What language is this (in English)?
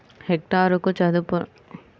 Telugu